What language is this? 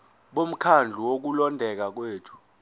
Zulu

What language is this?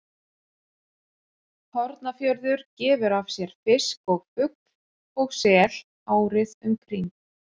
Icelandic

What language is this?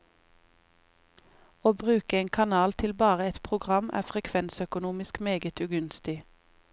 Norwegian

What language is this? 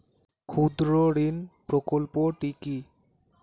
Bangla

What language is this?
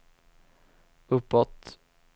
Swedish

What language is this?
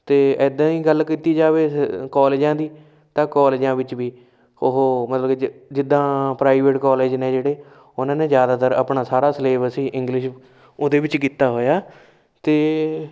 Punjabi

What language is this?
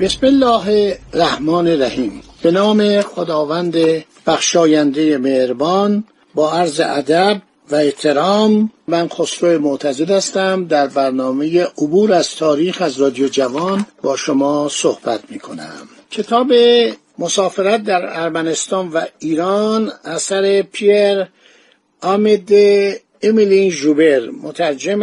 Persian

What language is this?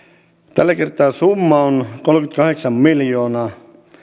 Finnish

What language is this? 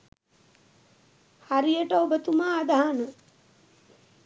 Sinhala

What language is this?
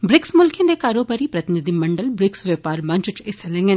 Dogri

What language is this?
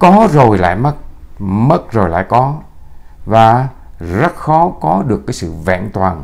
Vietnamese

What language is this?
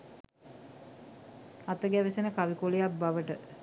Sinhala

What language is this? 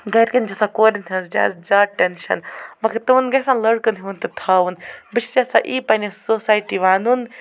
Kashmiri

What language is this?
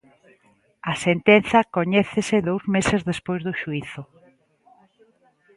Galician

